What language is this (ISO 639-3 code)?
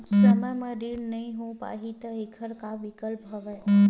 hne